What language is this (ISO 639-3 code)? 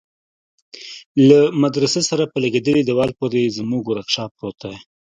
pus